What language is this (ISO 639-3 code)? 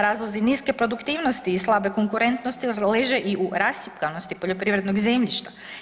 hrv